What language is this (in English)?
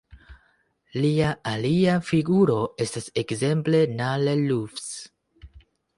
Esperanto